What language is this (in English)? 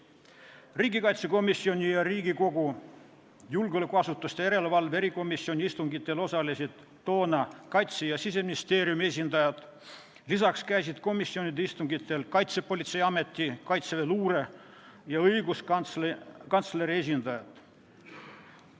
Estonian